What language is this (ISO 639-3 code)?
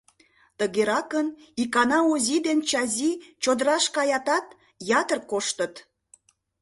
chm